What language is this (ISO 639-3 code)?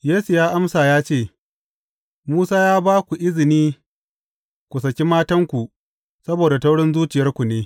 hau